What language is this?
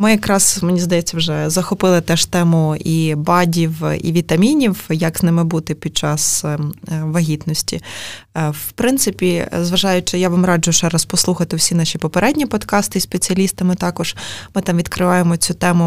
Ukrainian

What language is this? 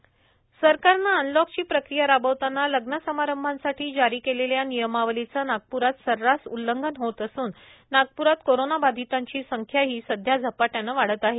Marathi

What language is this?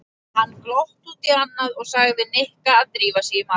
Icelandic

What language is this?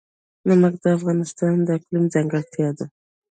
Pashto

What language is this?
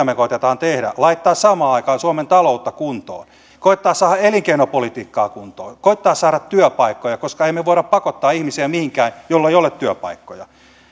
Finnish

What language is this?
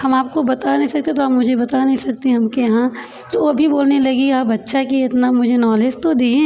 Hindi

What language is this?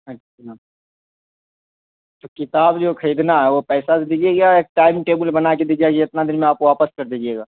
Urdu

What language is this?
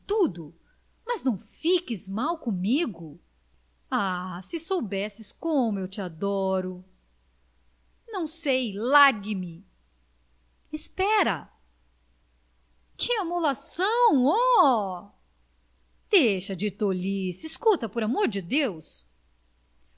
Portuguese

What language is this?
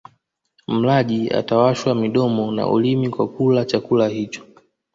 Swahili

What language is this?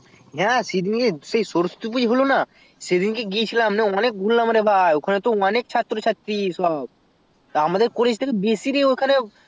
Bangla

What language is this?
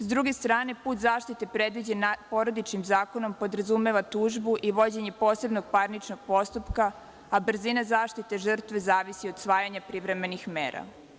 Serbian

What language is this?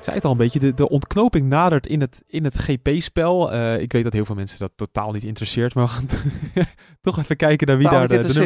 Dutch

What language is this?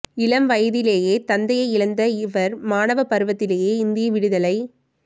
Tamil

